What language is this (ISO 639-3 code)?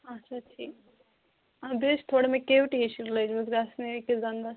kas